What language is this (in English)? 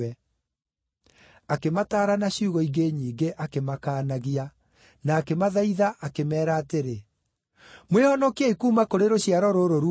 Kikuyu